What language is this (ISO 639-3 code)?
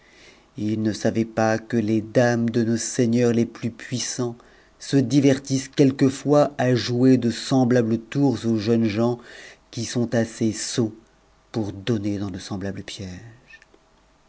fra